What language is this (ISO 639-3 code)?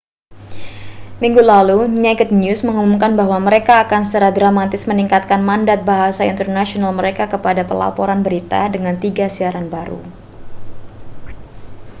ind